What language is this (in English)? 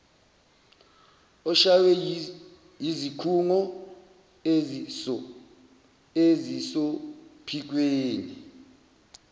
Zulu